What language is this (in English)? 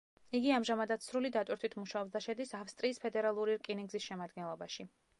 Georgian